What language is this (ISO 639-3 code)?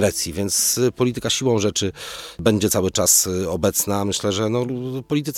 pol